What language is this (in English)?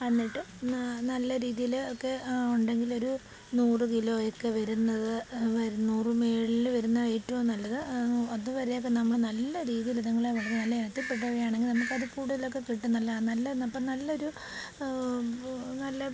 Malayalam